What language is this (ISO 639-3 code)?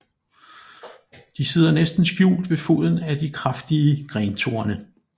dan